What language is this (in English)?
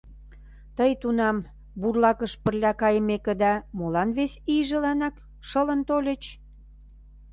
Mari